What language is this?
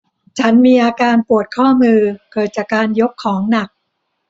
Thai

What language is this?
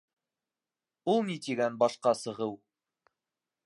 Bashkir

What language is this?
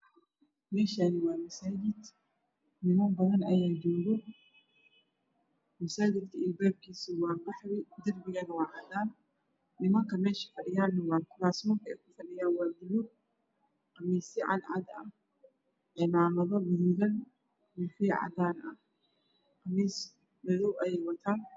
Somali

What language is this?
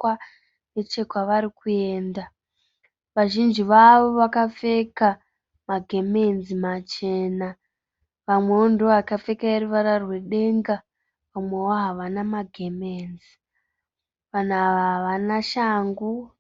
Shona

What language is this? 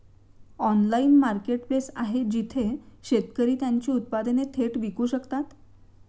Marathi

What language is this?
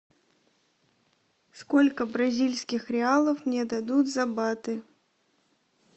Russian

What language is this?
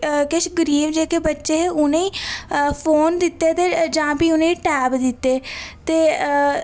Dogri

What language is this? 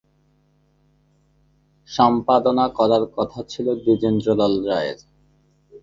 Bangla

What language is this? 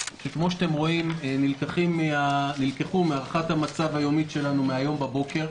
Hebrew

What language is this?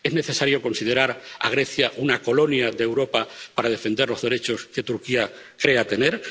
Spanish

